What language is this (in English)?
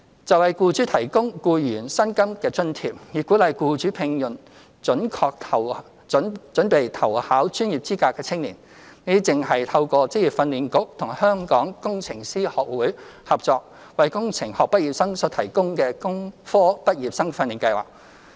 Cantonese